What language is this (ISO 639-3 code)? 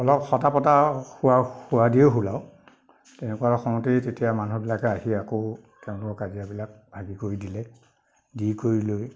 asm